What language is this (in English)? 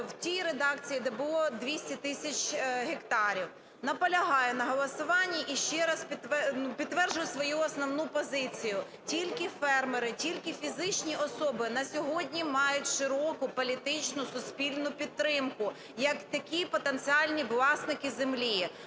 Ukrainian